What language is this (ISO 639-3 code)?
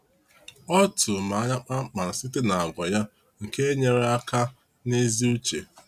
ibo